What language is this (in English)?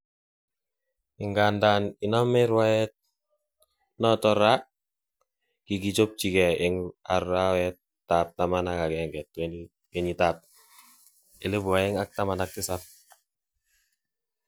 Kalenjin